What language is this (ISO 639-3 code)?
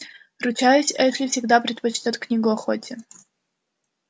rus